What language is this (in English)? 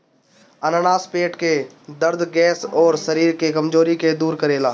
Bhojpuri